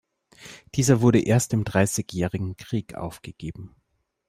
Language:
German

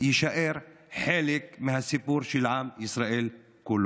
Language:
Hebrew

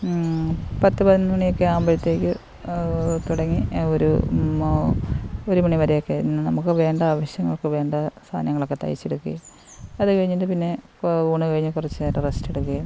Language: Malayalam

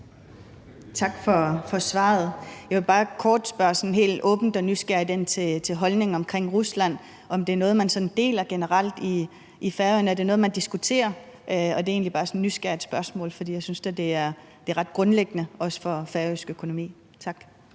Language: Danish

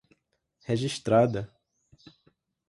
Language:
Portuguese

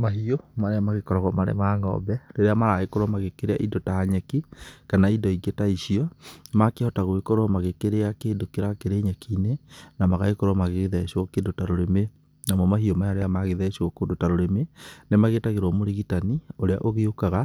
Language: Kikuyu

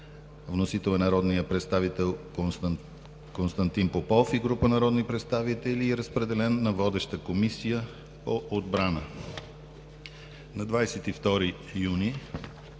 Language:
Bulgarian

